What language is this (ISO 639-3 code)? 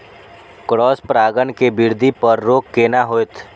mai